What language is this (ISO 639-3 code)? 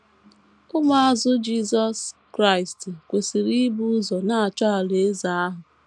ibo